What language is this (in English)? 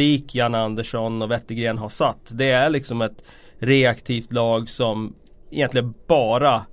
Swedish